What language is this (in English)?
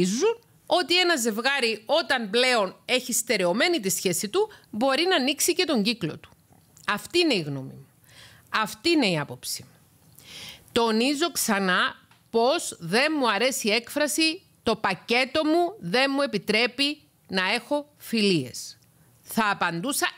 Greek